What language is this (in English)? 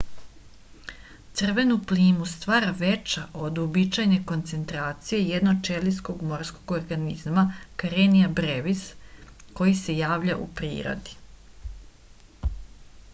Serbian